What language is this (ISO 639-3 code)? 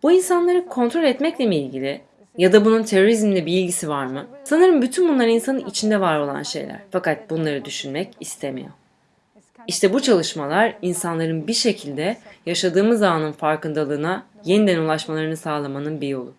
tur